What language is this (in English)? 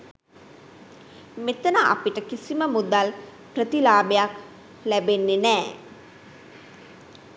Sinhala